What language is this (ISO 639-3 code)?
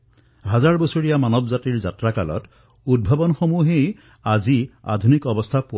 asm